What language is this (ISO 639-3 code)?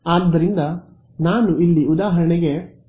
kan